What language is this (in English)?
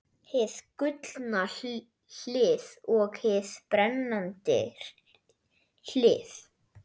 Icelandic